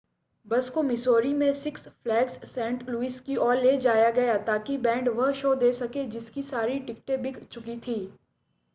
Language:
Hindi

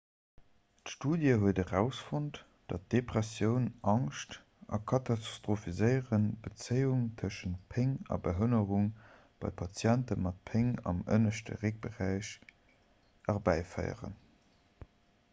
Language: Luxembourgish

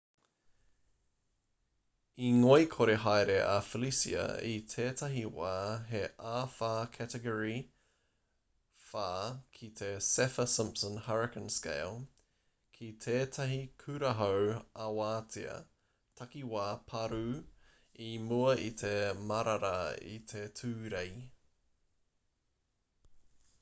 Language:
Māori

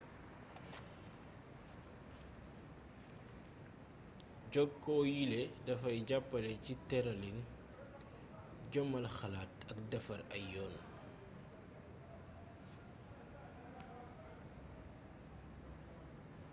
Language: Wolof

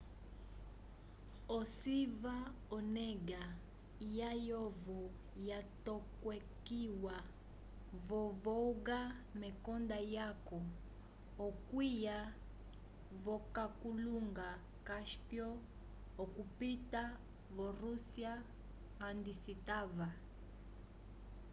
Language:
Umbundu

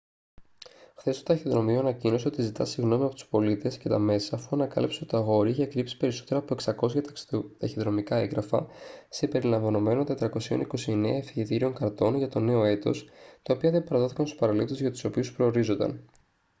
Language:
Greek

